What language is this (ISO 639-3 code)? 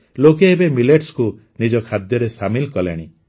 ori